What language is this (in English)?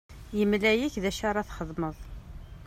Kabyle